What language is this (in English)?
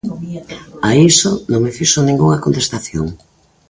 Galician